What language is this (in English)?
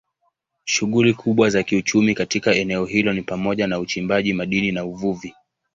Swahili